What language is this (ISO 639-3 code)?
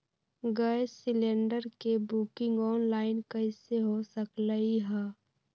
mag